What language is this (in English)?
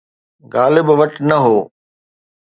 Sindhi